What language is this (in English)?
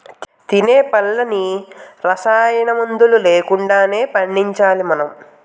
Telugu